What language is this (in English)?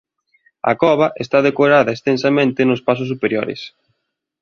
Galician